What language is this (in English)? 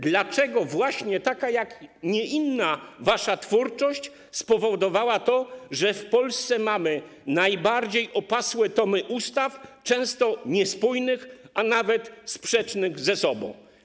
Polish